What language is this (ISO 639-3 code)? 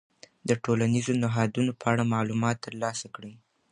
pus